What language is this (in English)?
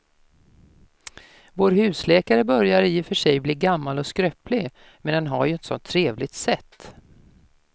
Swedish